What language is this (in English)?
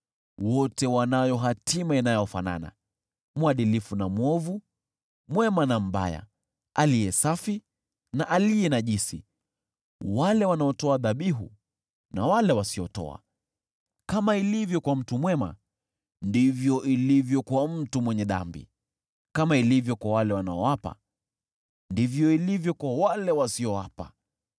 Swahili